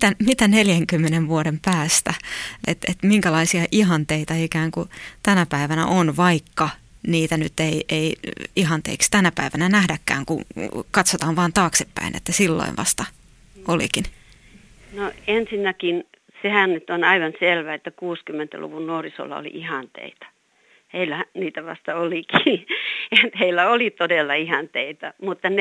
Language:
Finnish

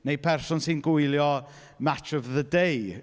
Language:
Welsh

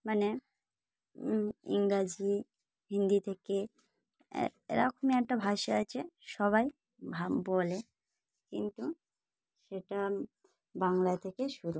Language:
Bangla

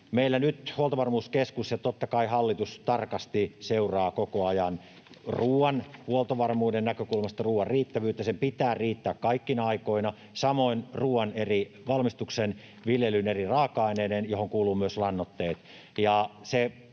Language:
Finnish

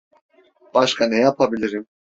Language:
Turkish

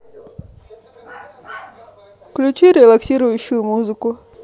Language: Russian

